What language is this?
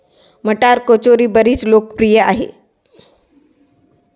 Marathi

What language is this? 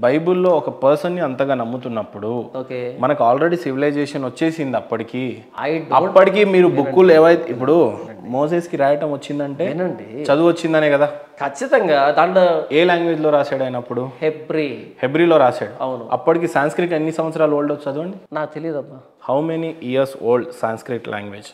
Telugu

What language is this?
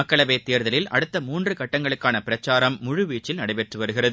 Tamil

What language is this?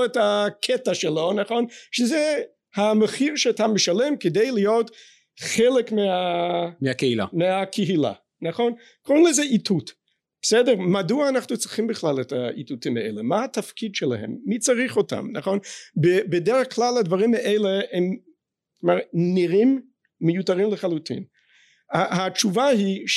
Hebrew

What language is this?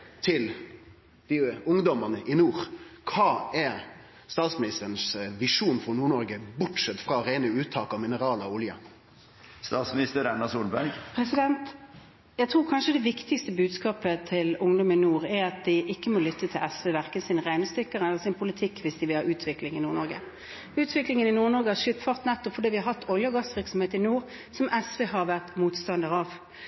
Norwegian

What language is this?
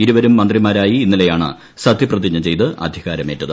Malayalam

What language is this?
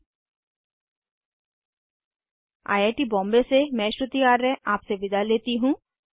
Hindi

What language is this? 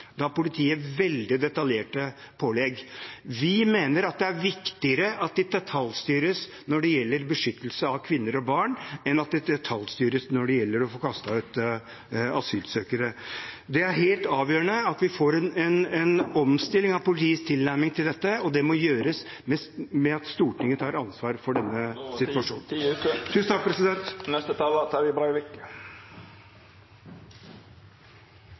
Norwegian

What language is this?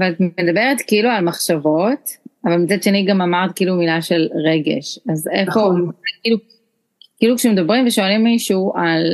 Hebrew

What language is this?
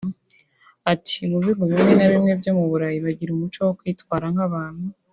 Kinyarwanda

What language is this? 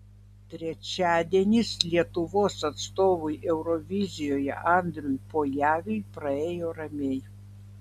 Lithuanian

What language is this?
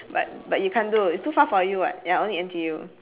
English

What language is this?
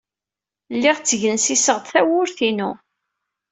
Kabyle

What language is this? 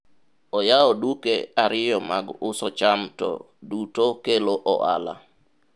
Luo (Kenya and Tanzania)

